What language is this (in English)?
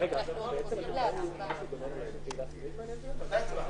Hebrew